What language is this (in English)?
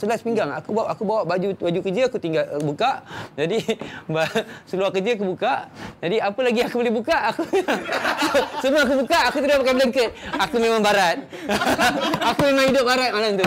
Malay